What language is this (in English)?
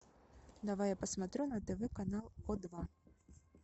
Russian